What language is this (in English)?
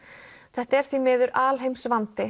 Icelandic